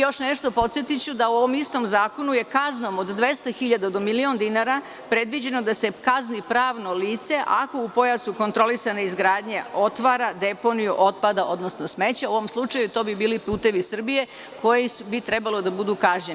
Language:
Serbian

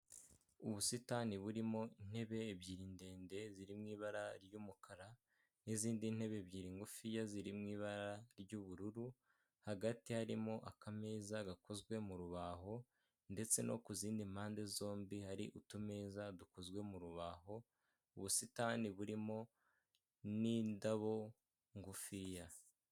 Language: Kinyarwanda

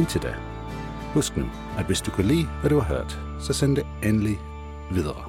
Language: Danish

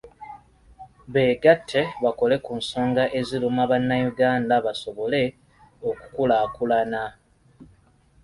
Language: Ganda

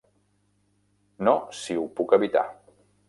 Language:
Catalan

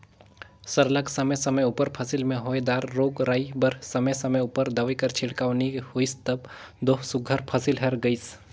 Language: Chhattisgarhi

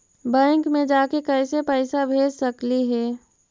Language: Magahi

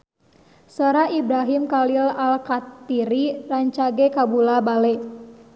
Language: Sundanese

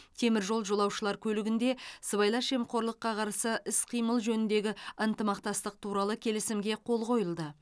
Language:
Kazakh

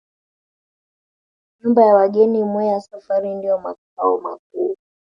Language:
Swahili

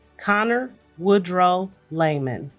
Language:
English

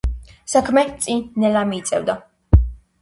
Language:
Georgian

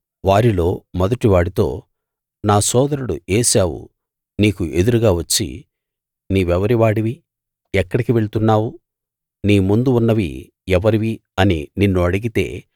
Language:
Telugu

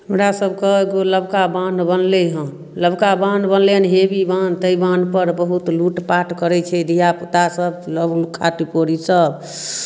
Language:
Maithili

